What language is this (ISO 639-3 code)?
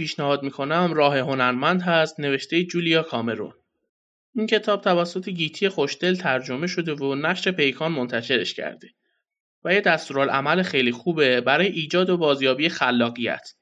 fas